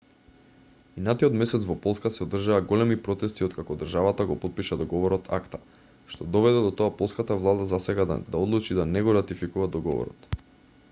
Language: Macedonian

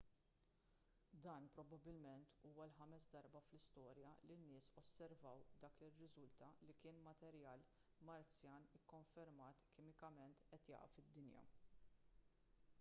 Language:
Maltese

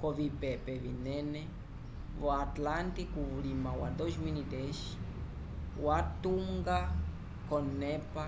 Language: Umbundu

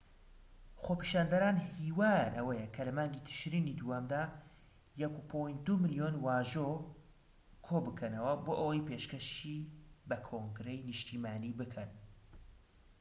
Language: Central Kurdish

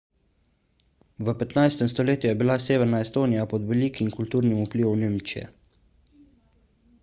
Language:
Slovenian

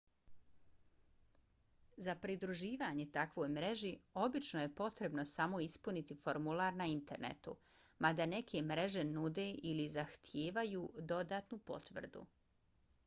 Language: Bosnian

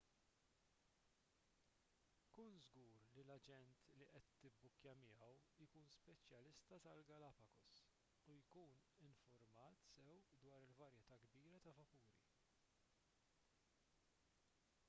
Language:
Maltese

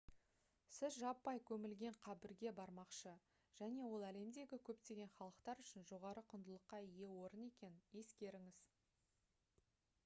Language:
Kazakh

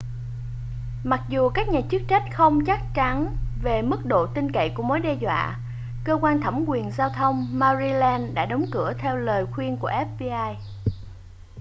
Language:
Vietnamese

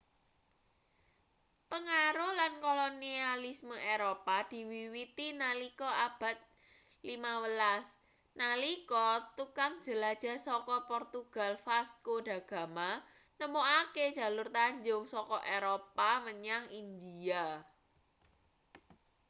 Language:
Javanese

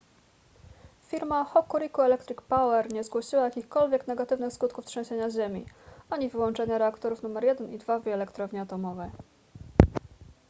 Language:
Polish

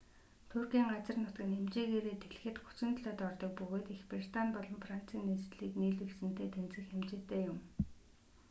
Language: Mongolian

